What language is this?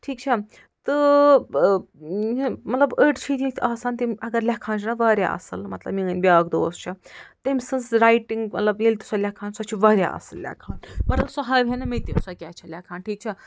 Kashmiri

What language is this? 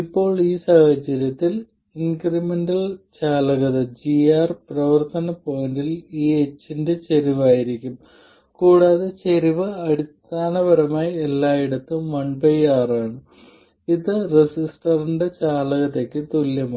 Malayalam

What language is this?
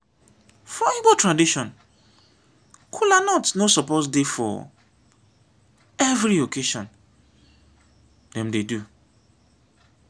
Nigerian Pidgin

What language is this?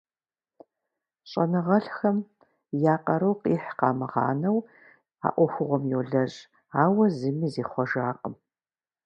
Kabardian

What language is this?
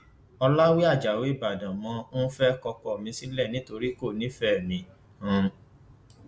Yoruba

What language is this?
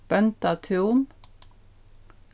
Faroese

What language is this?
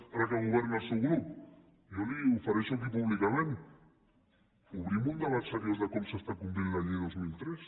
Catalan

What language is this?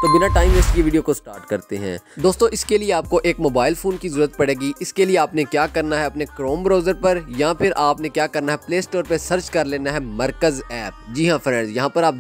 Hindi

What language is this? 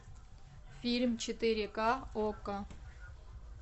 Russian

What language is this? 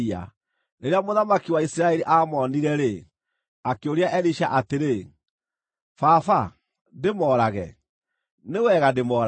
Kikuyu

